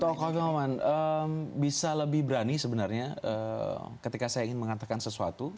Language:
Indonesian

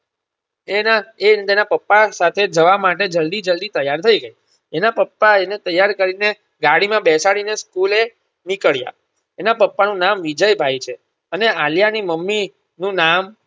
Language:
Gujarati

